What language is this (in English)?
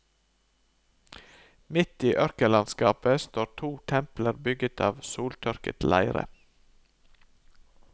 Norwegian